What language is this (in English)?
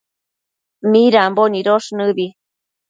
Matsés